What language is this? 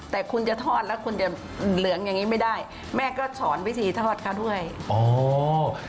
Thai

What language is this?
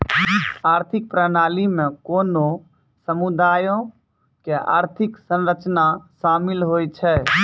Maithili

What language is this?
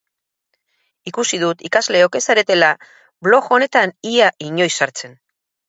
Basque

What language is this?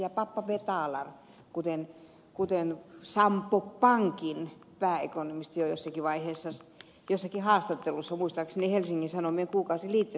Finnish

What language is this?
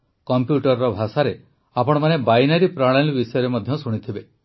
Odia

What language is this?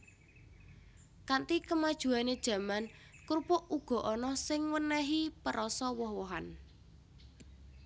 Javanese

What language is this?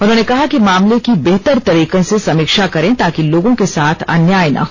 Hindi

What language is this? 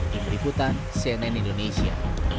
Indonesian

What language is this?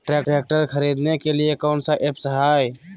Magahi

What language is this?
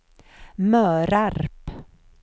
Swedish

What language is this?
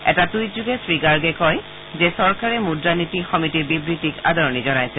Assamese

